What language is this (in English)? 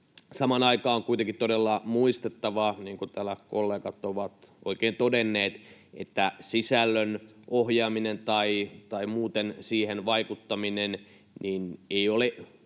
Finnish